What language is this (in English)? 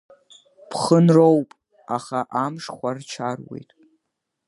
Abkhazian